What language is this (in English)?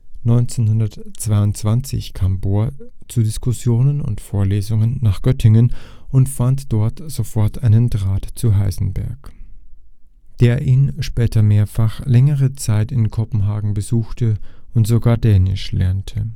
German